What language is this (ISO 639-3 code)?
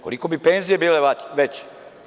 srp